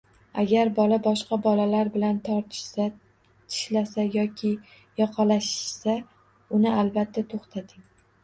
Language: Uzbek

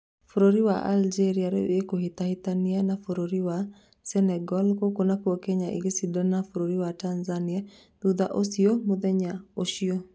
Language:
Kikuyu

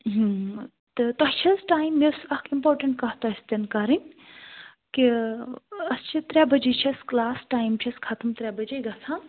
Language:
Kashmiri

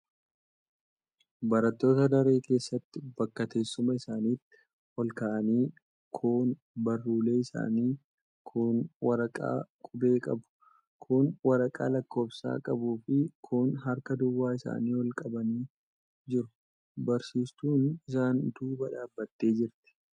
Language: Oromo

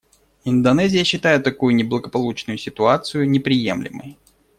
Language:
Russian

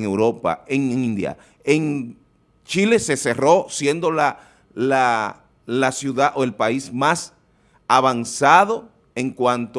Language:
Spanish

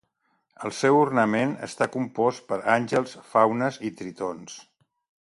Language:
Catalan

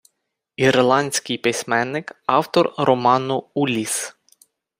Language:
Ukrainian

